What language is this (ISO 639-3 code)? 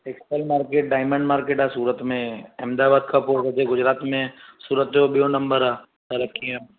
snd